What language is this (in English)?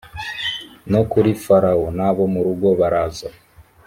Kinyarwanda